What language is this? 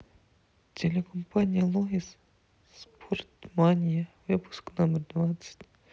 Russian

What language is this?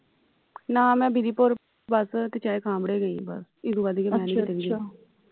Punjabi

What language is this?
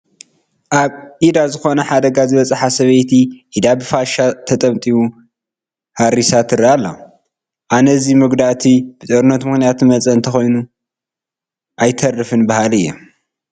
Tigrinya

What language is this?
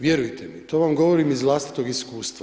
Croatian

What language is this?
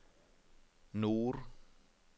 Norwegian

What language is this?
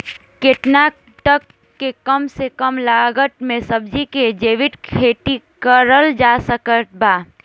Bhojpuri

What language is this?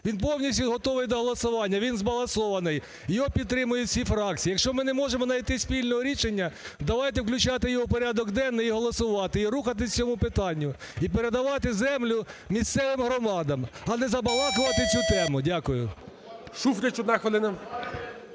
Ukrainian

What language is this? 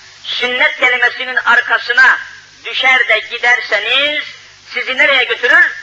Turkish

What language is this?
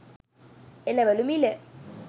Sinhala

